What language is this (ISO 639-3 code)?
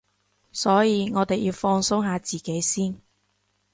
yue